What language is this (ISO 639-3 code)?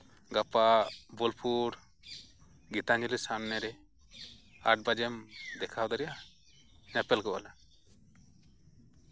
sat